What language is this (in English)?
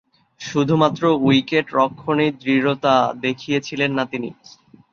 Bangla